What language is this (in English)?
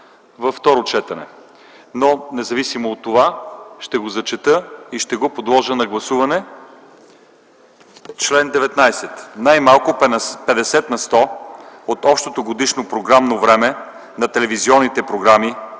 Bulgarian